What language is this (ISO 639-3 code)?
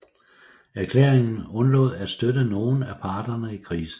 dan